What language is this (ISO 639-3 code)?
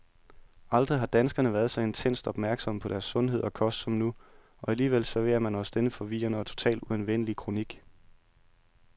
dan